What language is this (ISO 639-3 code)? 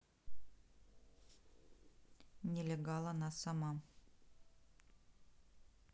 rus